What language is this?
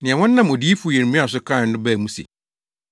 Akan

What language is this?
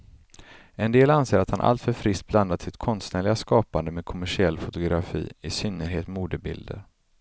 Swedish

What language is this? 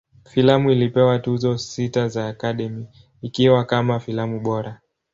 Swahili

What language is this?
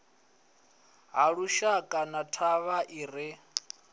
Venda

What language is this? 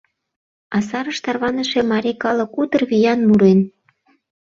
Mari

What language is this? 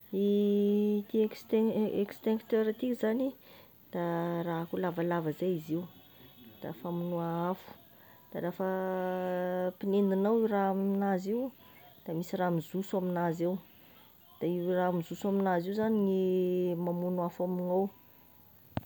Tesaka Malagasy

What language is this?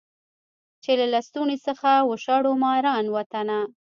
Pashto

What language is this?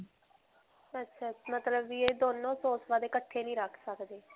Punjabi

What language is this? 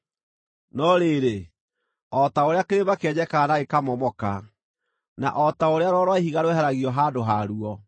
Kikuyu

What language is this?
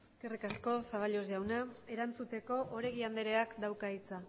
Basque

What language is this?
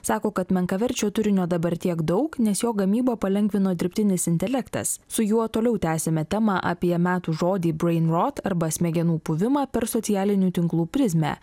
Lithuanian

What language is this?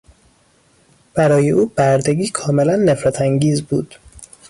Persian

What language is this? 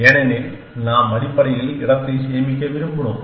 Tamil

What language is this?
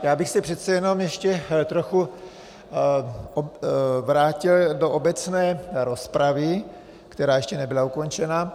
Czech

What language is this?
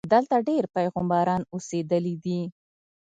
Pashto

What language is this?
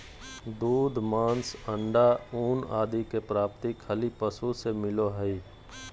Magahi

